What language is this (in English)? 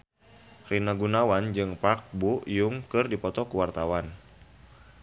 Sundanese